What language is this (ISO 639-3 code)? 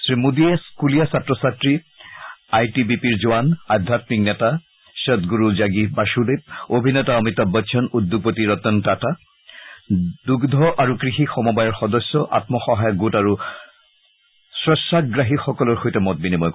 asm